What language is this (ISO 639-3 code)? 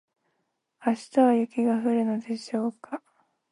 jpn